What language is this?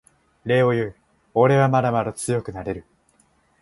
Japanese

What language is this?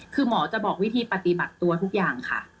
Thai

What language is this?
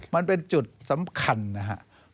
Thai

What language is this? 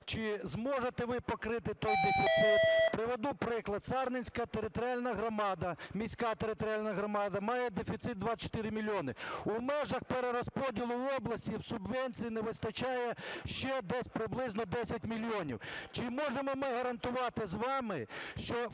Ukrainian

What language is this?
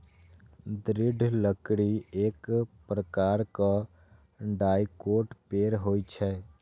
Maithili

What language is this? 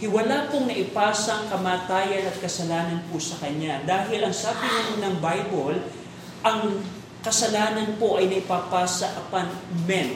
Filipino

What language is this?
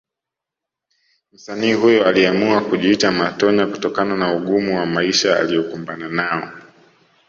Swahili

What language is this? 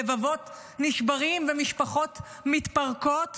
Hebrew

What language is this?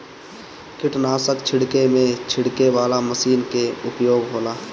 Bhojpuri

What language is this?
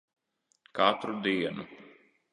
Latvian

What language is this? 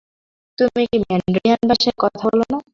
Bangla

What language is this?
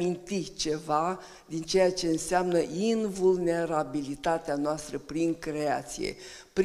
Romanian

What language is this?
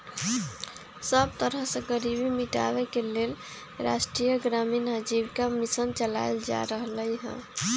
Magahi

